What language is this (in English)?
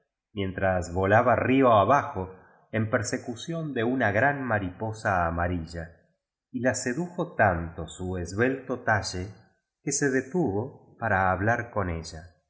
Spanish